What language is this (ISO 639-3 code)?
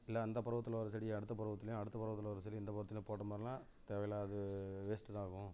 tam